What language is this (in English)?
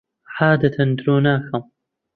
Central Kurdish